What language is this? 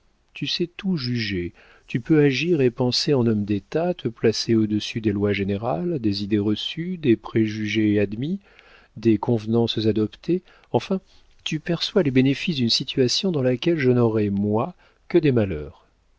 French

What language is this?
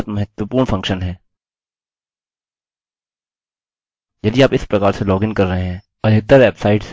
Hindi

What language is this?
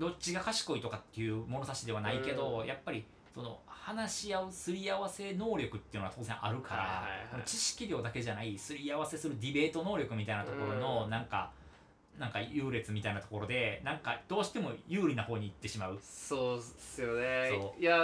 Japanese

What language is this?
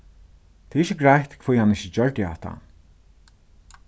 Faroese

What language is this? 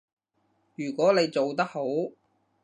Cantonese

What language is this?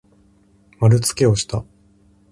Japanese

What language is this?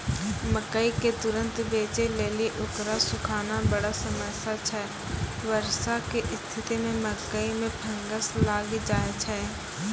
Maithili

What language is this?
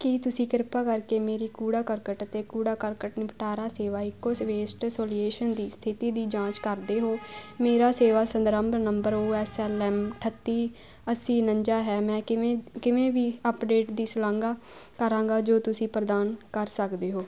Punjabi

